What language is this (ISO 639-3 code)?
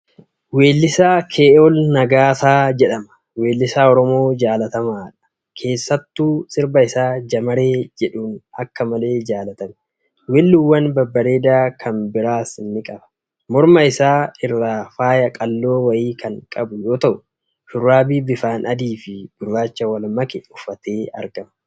orm